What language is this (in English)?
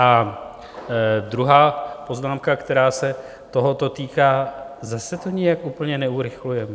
Czech